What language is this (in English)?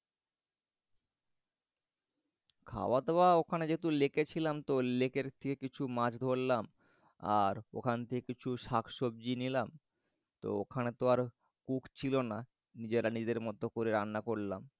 Bangla